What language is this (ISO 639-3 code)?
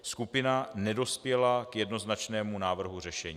ces